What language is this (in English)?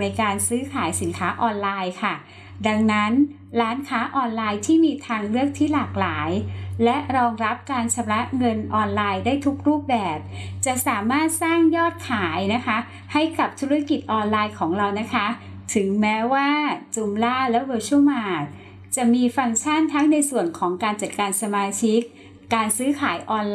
Thai